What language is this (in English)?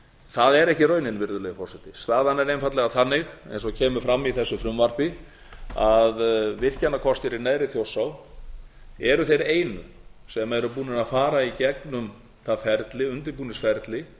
Icelandic